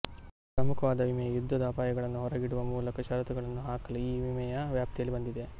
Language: Kannada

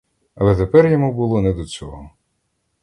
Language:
Ukrainian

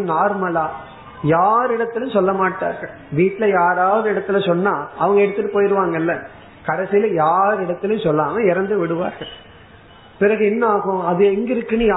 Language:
Tamil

